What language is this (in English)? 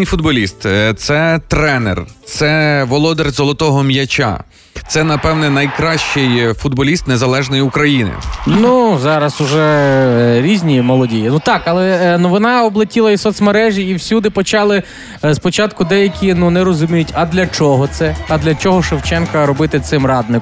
Ukrainian